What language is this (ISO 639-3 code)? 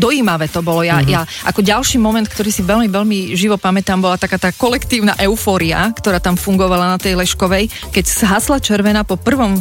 slk